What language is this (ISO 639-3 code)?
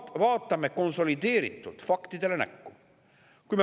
est